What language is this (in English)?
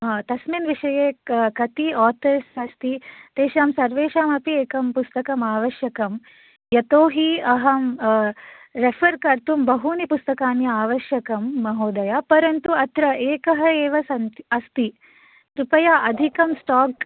Sanskrit